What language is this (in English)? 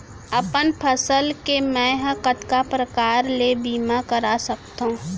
Chhattisgarhi